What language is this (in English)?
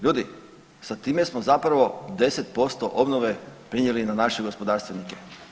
Croatian